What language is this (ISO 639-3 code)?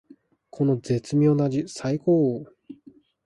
jpn